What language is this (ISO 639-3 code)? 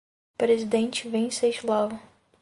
por